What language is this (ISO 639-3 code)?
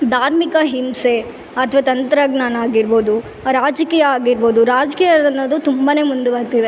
kan